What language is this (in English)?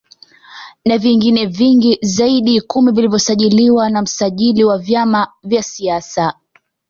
Swahili